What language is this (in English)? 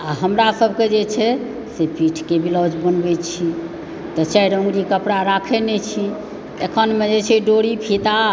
Maithili